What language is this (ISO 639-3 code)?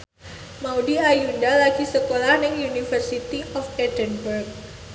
jav